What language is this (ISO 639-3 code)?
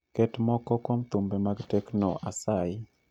luo